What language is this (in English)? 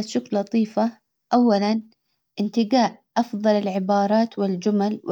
Hijazi Arabic